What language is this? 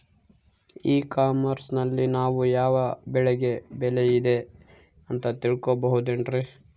Kannada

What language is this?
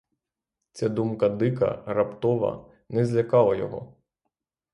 Ukrainian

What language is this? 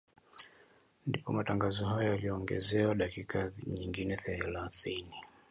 Swahili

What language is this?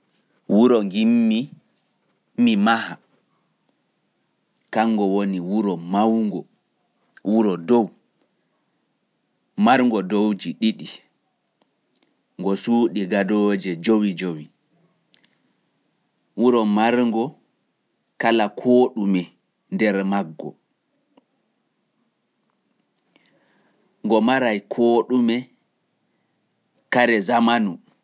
Fula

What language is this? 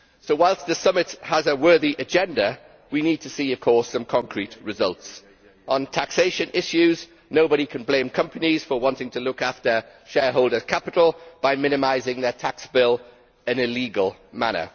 English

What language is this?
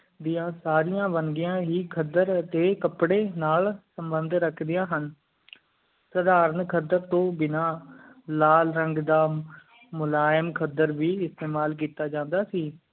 Punjabi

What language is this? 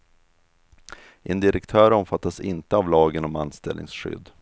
Swedish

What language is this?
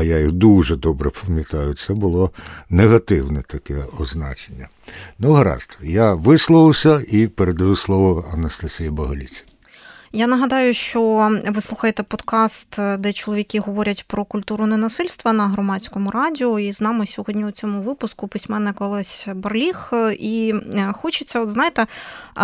Ukrainian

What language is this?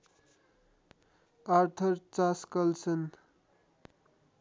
Nepali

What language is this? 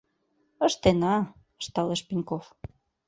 Mari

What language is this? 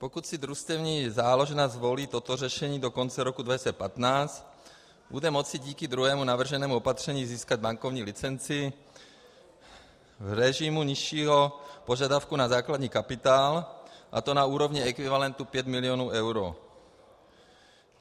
Czech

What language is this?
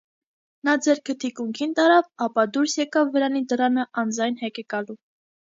Armenian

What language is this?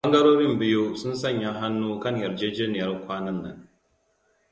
Hausa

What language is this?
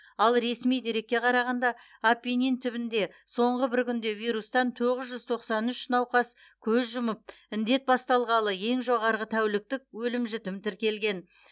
Kazakh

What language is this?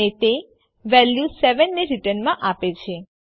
Gujarati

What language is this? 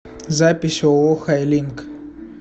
Russian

